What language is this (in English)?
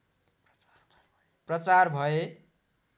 Nepali